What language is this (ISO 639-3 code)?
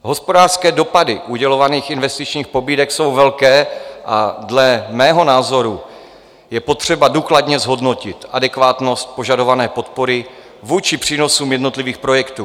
ces